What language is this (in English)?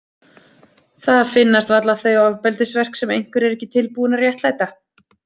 Icelandic